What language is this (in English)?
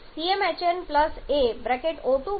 Gujarati